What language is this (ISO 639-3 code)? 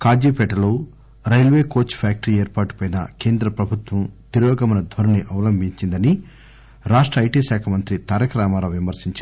tel